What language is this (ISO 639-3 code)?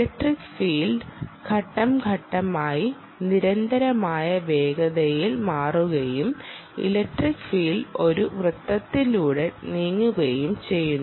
mal